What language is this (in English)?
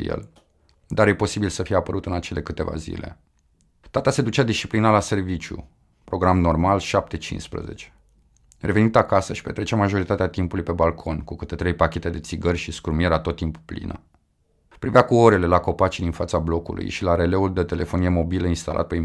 Romanian